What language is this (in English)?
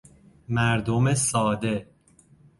Persian